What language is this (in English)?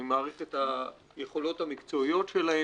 Hebrew